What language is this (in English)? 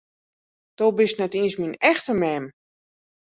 Western Frisian